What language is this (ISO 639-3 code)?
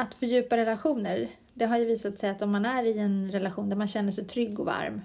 swe